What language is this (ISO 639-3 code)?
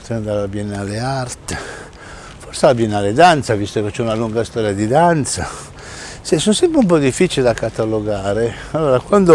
ita